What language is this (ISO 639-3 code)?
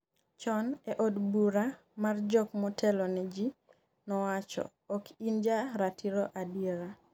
luo